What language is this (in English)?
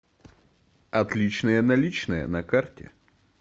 Russian